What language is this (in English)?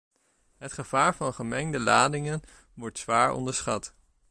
Dutch